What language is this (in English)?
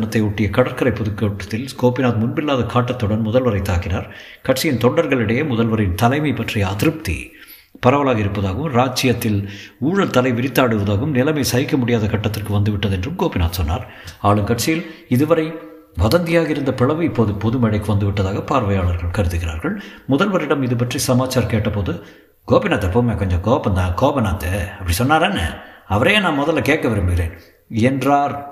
Tamil